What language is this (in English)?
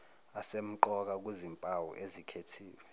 Zulu